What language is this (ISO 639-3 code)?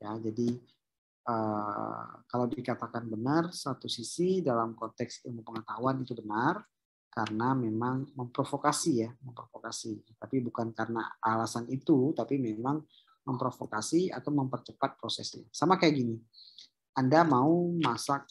ind